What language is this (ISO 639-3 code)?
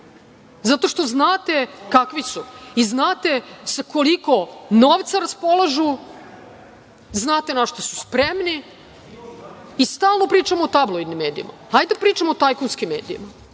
srp